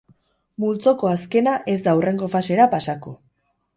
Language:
Basque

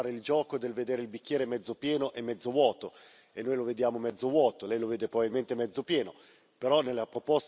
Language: Italian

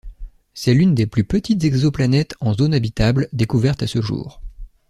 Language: French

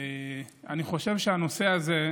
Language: Hebrew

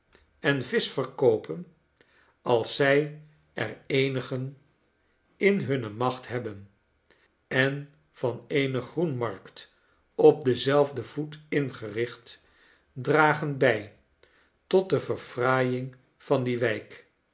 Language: Dutch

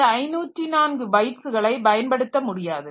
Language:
Tamil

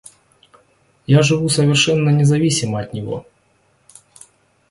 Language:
Russian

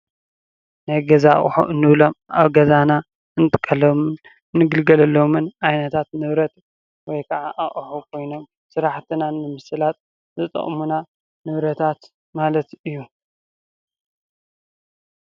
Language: Tigrinya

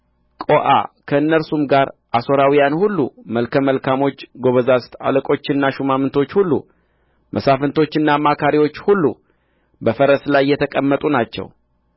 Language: Amharic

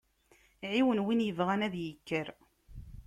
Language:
Kabyle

